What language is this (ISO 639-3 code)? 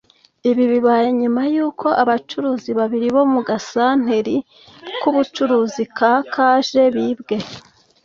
kin